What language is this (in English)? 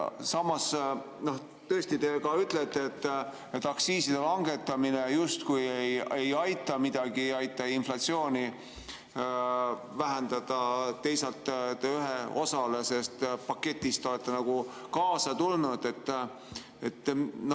Estonian